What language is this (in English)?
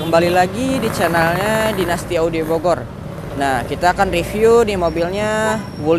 Indonesian